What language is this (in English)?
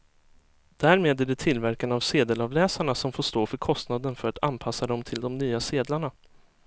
Swedish